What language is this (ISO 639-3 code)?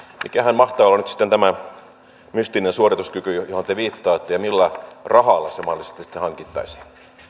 fin